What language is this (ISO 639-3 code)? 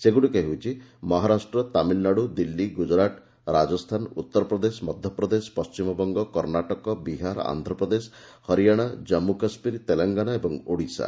ori